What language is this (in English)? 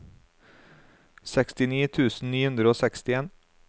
Norwegian